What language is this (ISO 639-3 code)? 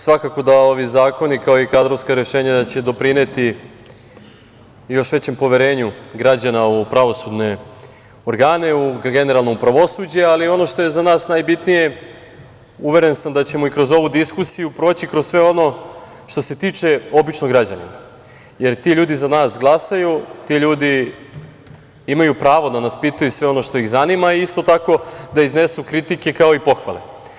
srp